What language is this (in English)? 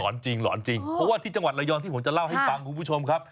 Thai